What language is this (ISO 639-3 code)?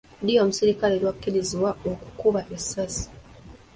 lug